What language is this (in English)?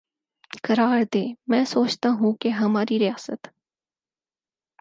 Urdu